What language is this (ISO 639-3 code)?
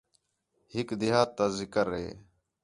xhe